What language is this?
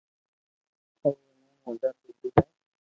Loarki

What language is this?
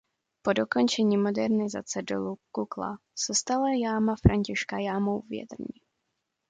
Czech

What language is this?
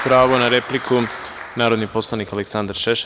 Serbian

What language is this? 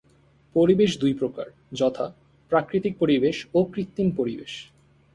Bangla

